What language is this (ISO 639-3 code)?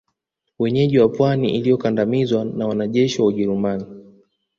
swa